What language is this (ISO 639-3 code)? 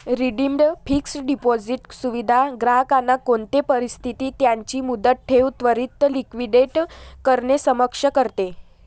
mar